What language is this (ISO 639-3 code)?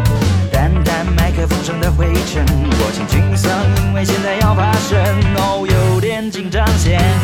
zho